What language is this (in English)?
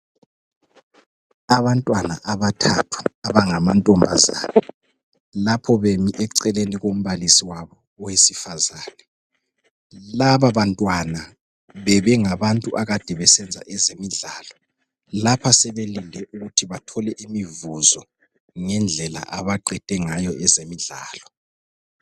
North Ndebele